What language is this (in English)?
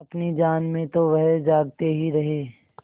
Hindi